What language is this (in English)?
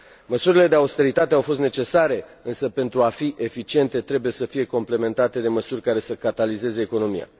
Romanian